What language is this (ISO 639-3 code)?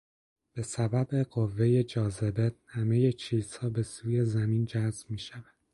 fas